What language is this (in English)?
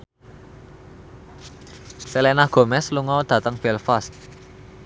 Javanese